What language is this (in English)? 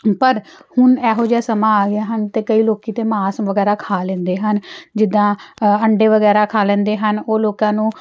Punjabi